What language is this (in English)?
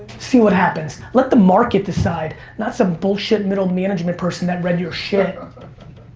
English